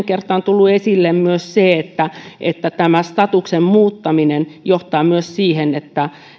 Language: Finnish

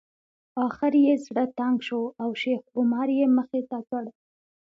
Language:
Pashto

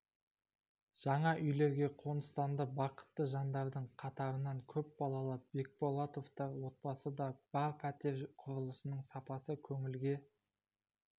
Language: Kazakh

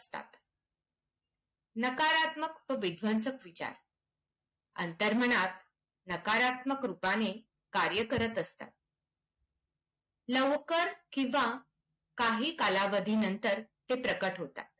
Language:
Marathi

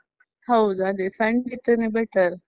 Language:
Kannada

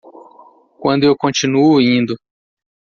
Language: Portuguese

